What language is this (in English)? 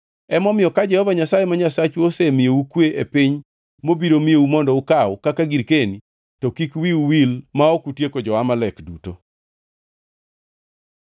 Luo (Kenya and Tanzania)